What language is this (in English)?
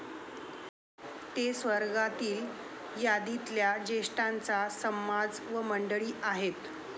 Marathi